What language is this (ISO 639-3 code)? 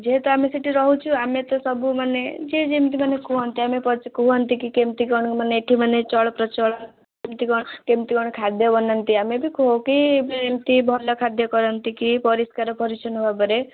ori